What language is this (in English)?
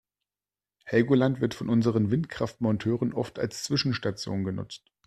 German